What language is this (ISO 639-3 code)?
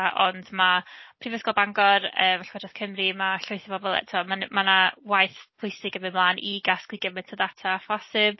cym